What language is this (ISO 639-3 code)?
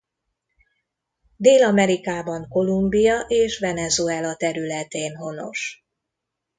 hun